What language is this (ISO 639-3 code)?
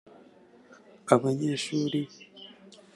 kin